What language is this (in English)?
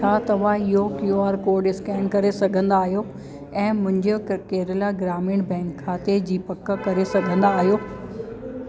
Sindhi